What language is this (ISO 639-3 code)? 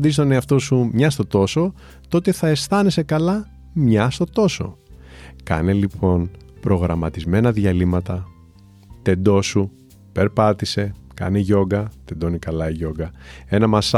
ell